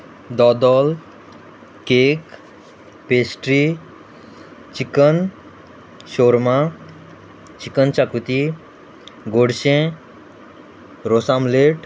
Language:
Konkani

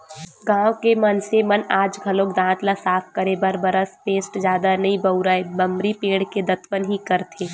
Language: Chhattisgarhi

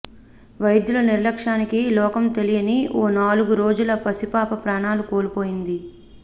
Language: Telugu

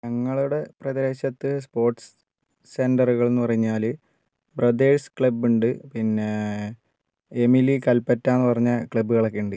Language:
Malayalam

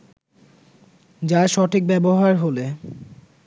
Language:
Bangla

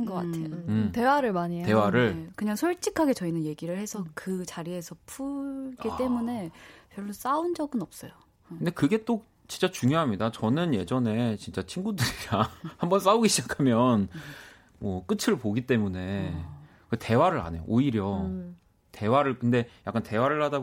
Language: Korean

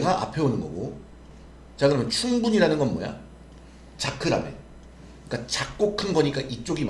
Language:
Korean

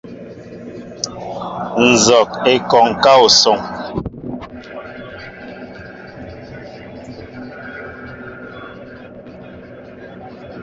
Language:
Mbo (Cameroon)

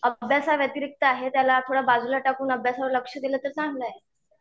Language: Marathi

